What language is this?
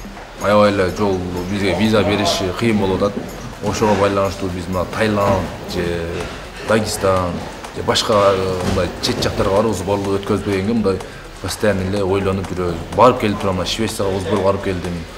Turkish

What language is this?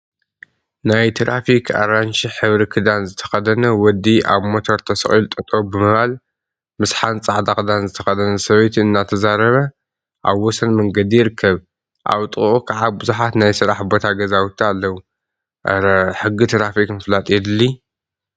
Tigrinya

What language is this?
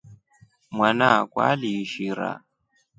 Rombo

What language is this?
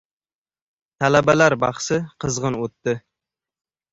Uzbek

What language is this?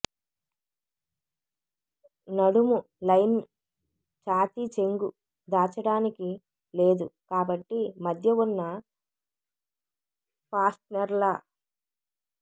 Telugu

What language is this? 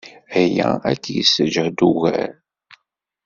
Kabyle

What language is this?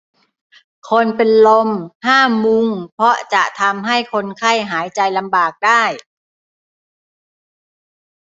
Thai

